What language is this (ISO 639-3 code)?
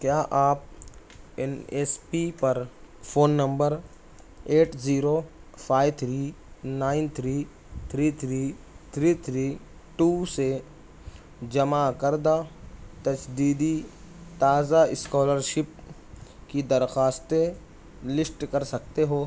urd